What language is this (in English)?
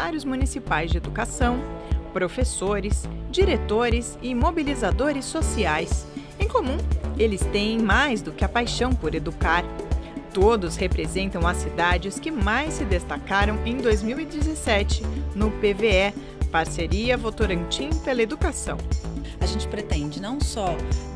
Portuguese